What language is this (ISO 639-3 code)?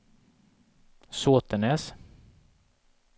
swe